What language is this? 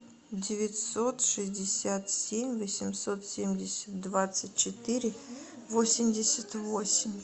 Russian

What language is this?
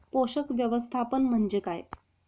Marathi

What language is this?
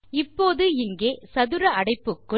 Tamil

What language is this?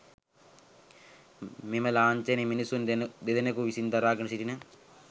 Sinhala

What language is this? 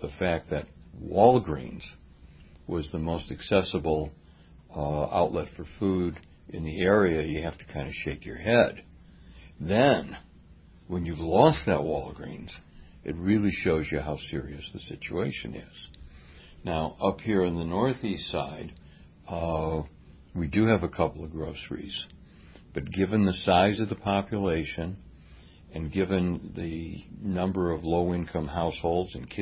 English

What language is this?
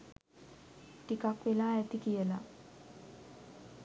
Sinhala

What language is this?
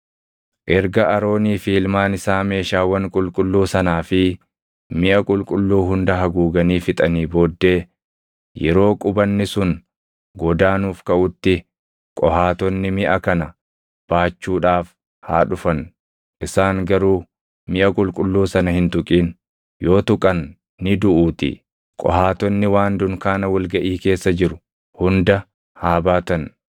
Oromo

